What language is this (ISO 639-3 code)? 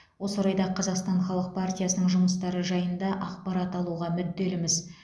kaz